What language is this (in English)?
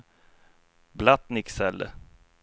Swedish